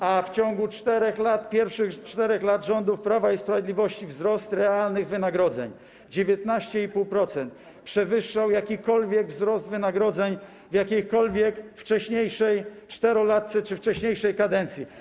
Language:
Polish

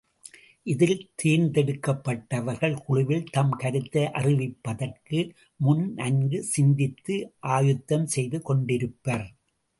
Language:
Tamil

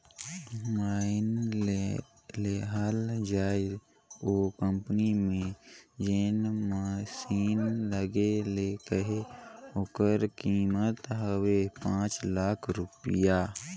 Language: Chhattisgarhi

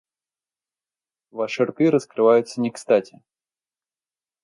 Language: Russian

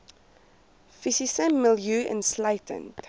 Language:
Afrikaans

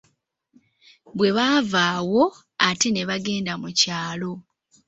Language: Ganda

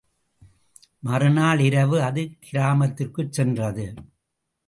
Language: Tamil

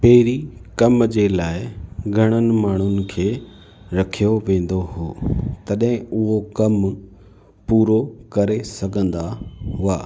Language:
Sindhi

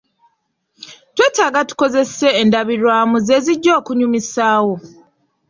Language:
Ganda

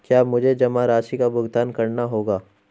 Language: Hindi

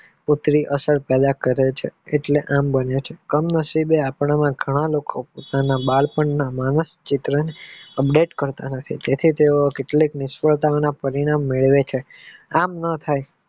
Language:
Gujarati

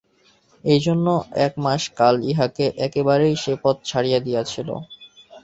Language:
Bangla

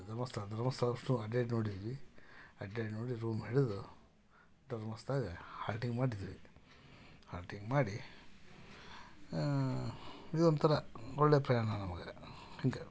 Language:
Kannada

